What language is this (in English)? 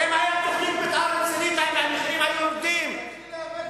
Hebrew